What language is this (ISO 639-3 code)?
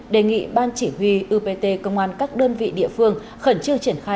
vie